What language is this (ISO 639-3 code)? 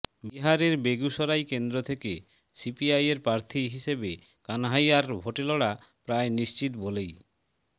ben